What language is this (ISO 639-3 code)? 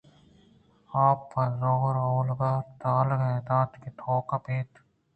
bgp